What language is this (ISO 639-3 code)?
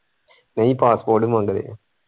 pan